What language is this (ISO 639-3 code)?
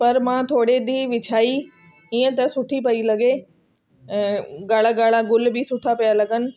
snd